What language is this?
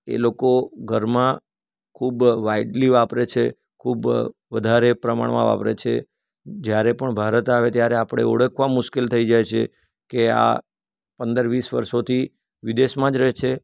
Gujarati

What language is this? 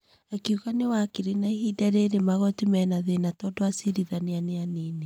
Kikuyu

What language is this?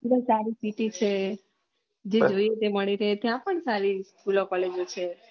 Gujarati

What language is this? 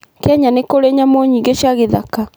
Kikuyu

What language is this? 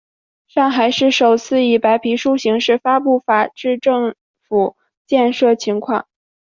Chinese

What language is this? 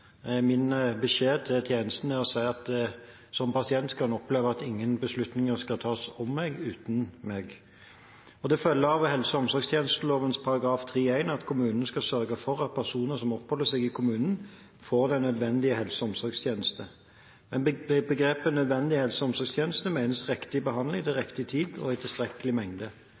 Norwegian Bokmål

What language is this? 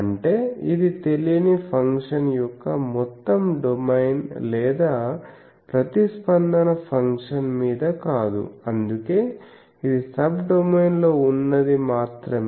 Telugu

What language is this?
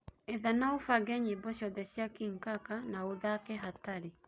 Kikuyu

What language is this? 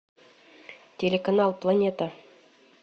Russian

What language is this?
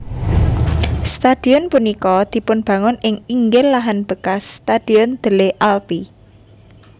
Javanese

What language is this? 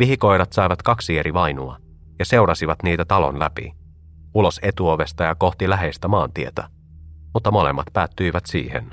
Finnish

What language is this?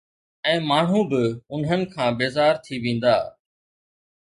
Sindhi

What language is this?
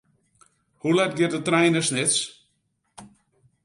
Western Frisian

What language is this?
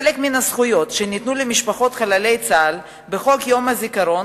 Hebrew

